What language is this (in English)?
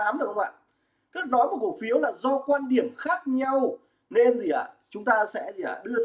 Vietnamese